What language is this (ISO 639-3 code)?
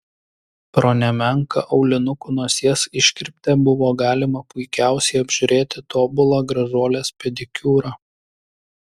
lit